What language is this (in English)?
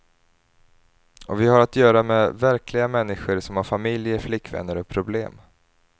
Swedish